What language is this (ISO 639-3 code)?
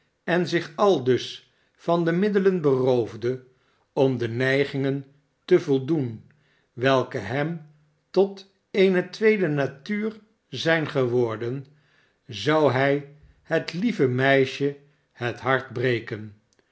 nld